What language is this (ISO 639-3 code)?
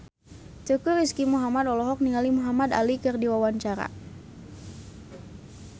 sun